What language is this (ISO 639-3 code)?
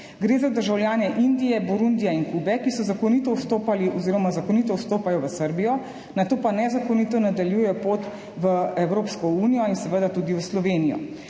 slv